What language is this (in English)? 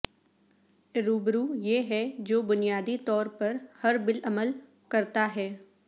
Urdu